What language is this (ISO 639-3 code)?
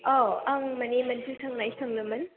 brx